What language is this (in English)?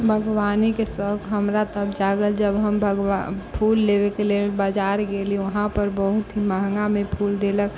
Maithili